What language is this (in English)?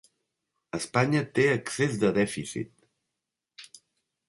Catalan